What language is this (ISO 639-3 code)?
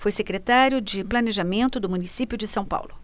por